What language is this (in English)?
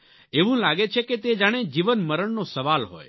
Gujarati